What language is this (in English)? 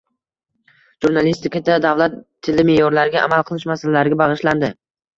Uzbek